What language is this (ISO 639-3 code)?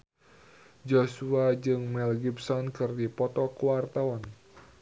sun